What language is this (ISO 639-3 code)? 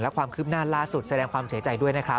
tha